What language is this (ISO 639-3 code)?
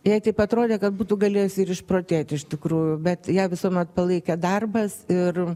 lit